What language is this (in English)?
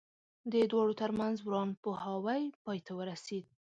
Pashto